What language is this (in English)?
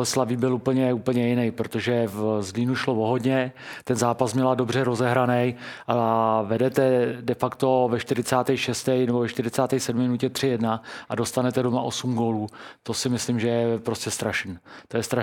Czech